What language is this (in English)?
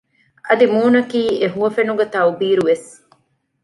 Divehi